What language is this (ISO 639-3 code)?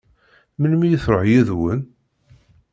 kab